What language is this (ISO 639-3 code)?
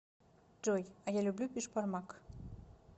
rus